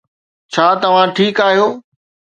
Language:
Sindhi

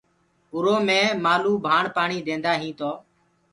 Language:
Gurgula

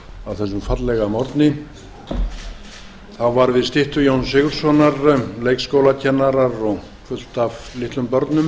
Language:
Icelandic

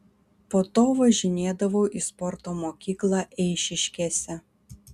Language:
Lithuanian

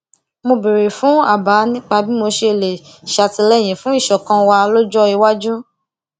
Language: Yoruba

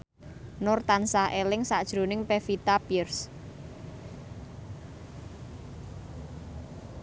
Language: Javanese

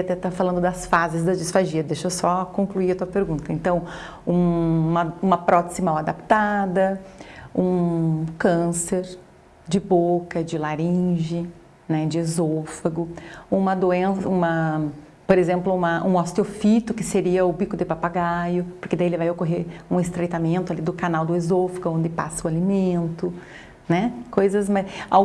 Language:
Portuguese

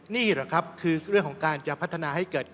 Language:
Thai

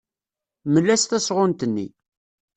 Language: Kabyle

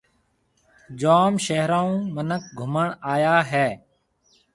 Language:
Marwari (Pakistan)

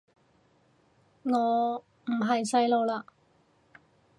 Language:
Cantonese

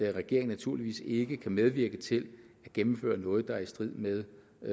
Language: Danish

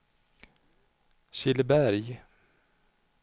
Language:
Swedish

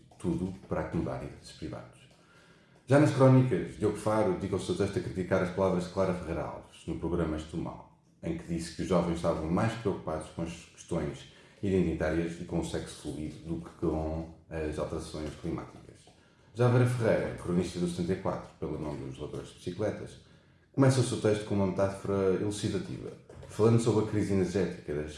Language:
Portuguese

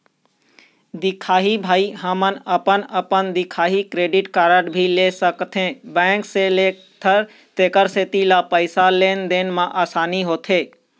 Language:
Chhattisgarhi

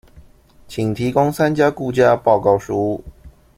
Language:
Chinese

